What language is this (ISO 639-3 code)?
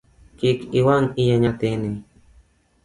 luo